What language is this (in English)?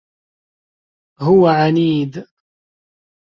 Arabic